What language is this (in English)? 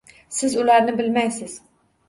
Uzbek